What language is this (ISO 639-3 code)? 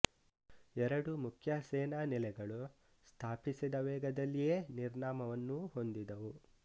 kan